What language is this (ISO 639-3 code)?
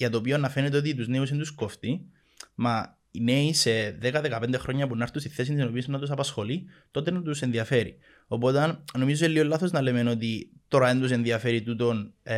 ell